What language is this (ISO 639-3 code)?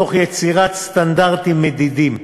heb